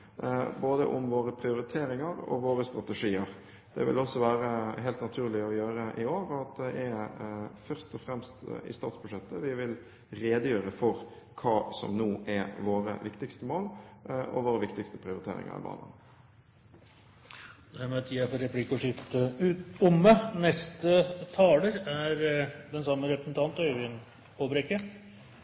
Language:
Norwegian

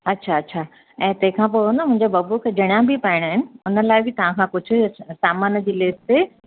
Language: Sindhi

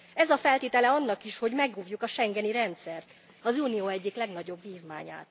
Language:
Hungarian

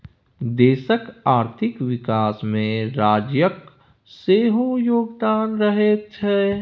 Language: Maithili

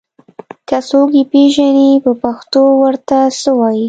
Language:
Pashto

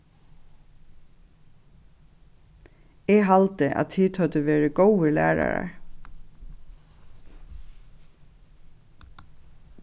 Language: Faroese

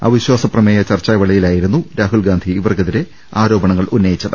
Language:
Malayalam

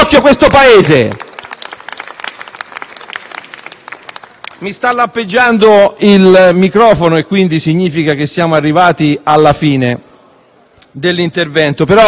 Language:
Italian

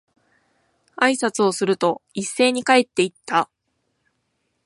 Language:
Japanese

